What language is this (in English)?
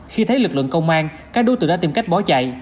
Vietnamese